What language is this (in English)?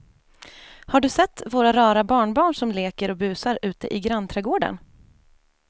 Swedish